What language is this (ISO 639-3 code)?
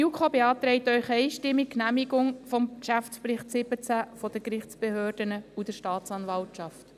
gsw